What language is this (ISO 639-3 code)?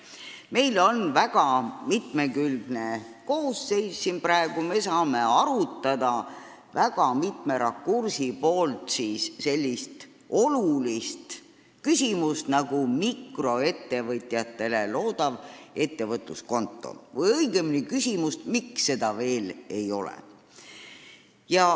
est